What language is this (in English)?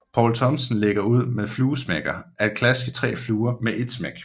Danish